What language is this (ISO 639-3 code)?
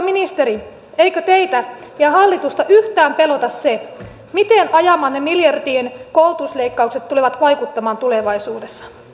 fin